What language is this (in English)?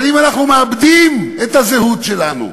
Hebrew